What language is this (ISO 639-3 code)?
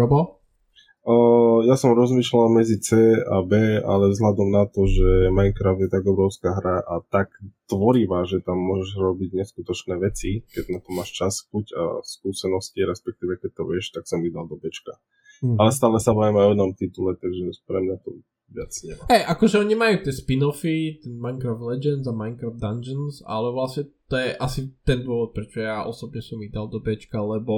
slk